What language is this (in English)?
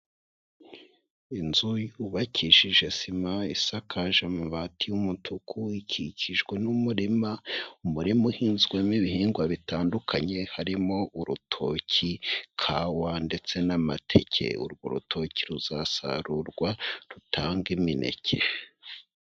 Kinyarwanda